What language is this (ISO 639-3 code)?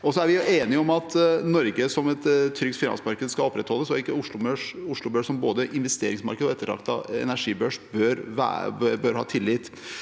nor